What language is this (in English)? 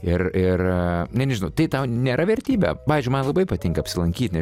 Lithuanian